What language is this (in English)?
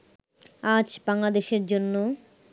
Bangla